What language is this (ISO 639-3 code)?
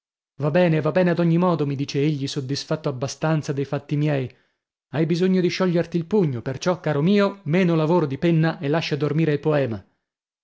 ita